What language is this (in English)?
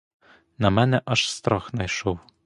Ukrainian